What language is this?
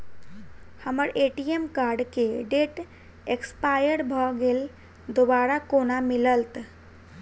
Maithili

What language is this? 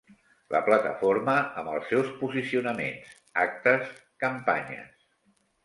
Catalan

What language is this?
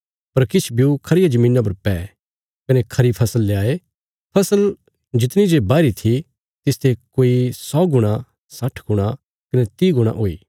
Bilaspuri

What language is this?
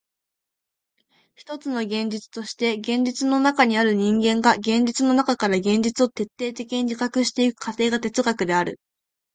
Japanese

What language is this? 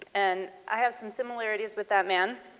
English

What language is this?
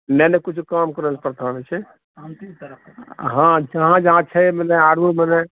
Maithili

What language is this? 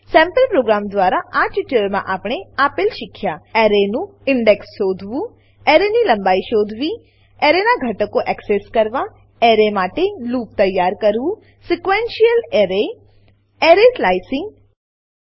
Gujarati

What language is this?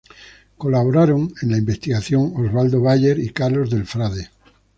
Spanish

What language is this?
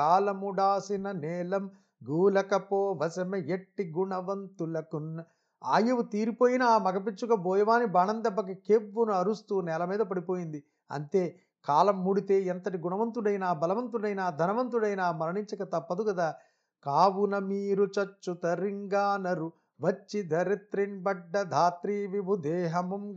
Telugu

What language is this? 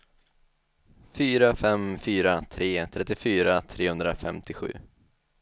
Swedish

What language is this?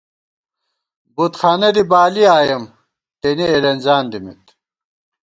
Gawar-Bati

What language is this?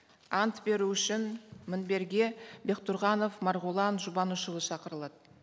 Kazakh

